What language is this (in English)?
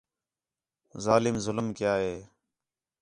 Khetrani